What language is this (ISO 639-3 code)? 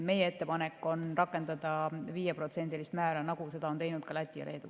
est